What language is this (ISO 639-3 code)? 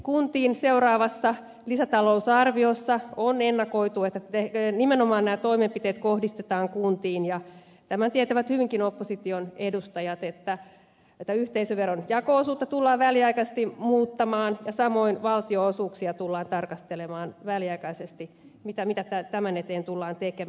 fin